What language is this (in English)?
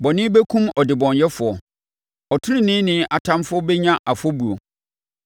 Akan